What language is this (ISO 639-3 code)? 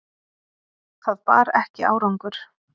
isl